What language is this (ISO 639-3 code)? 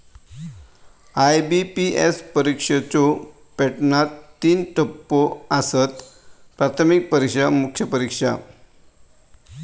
mar